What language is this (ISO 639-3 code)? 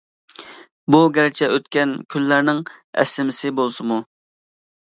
uig